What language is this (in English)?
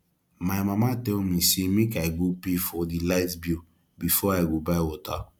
Nigerian Pidgin